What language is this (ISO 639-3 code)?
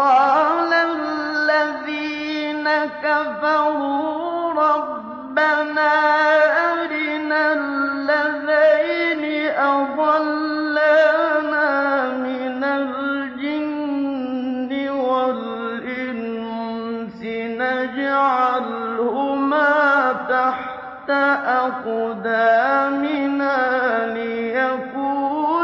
ara